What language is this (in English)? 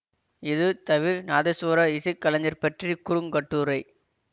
Tamil